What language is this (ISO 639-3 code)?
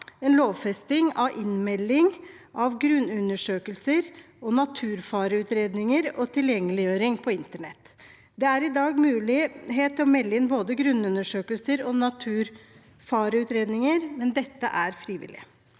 nor